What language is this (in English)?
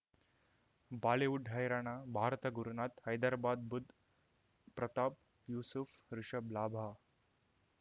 Kannada